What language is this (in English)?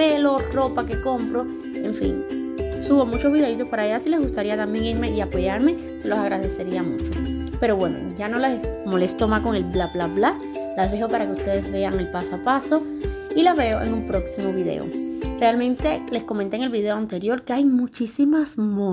Spanish